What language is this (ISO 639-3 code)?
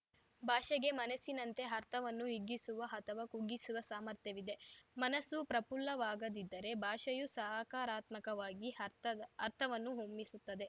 kan